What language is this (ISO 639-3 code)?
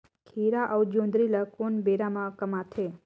hne